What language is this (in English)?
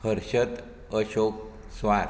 Konkani